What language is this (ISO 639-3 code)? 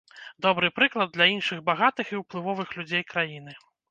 bel